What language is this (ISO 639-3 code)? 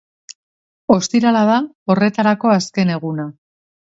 eus